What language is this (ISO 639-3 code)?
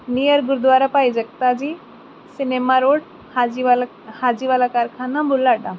pan